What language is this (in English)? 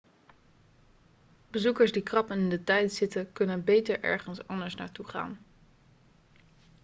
Dutch